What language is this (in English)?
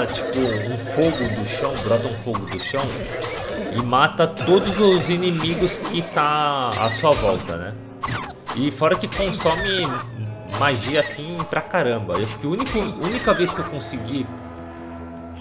Portuguese